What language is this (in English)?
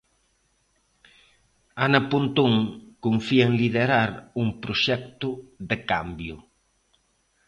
Galician